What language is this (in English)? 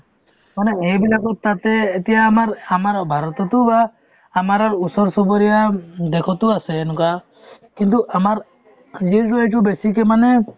Assamese